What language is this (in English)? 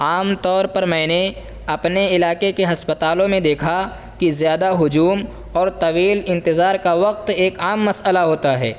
Urdu